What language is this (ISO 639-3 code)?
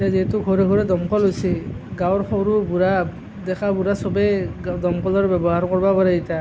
asm